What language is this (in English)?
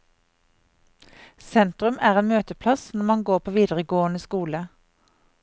Norwegian